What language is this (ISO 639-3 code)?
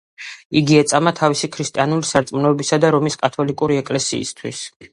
kat